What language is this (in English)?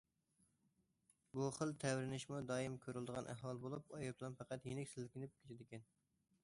Uyghur